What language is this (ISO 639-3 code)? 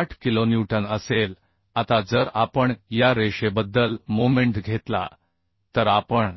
mar